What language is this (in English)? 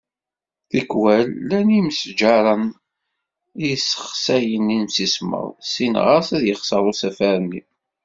Kabyle